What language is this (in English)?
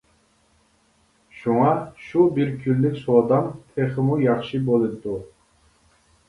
Uyghur